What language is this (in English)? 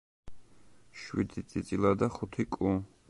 Georgian